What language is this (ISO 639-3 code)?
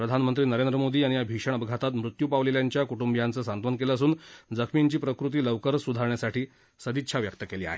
mar